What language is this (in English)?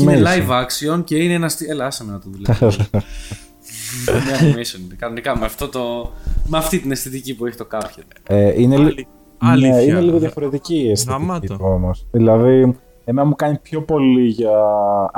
Greek